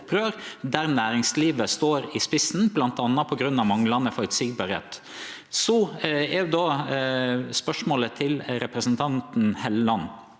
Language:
Norwegian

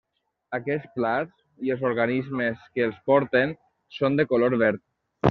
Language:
Catalan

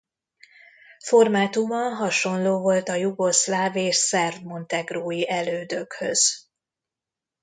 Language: Hungarian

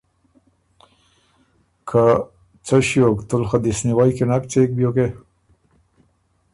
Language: Ormuri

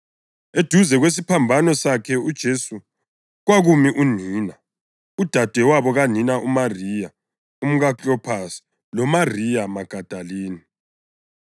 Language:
North Ndebele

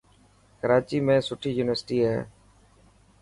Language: Dhatki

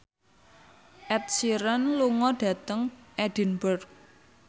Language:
Javanese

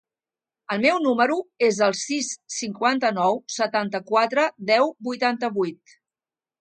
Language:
Catalan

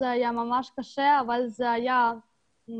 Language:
Hebrew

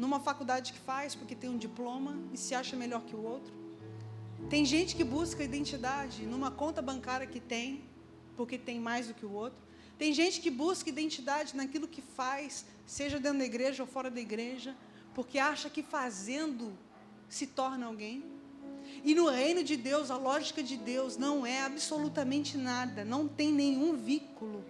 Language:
Portuguese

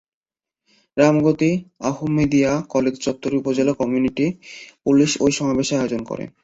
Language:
Bangla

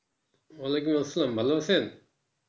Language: Bangla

